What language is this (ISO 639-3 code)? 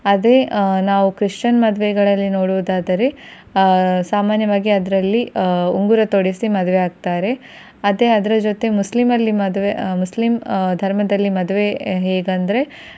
kan